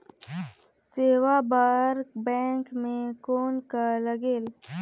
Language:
Chhattisgarhi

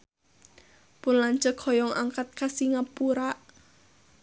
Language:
Sundanese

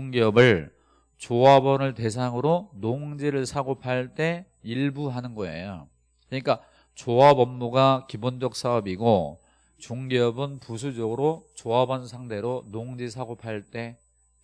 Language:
Korean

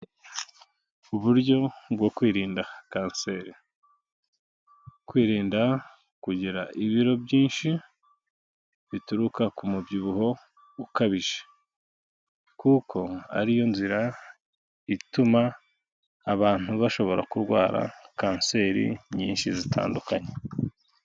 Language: Kinyarwanda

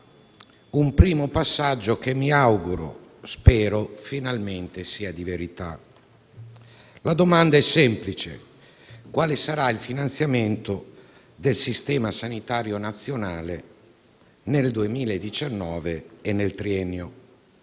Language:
Italian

